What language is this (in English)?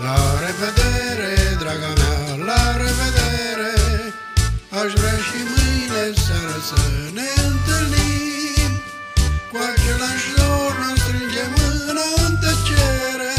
Bulgarian